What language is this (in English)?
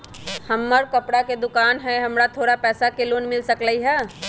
Magahi